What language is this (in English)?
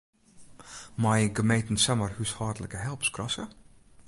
Western Frisian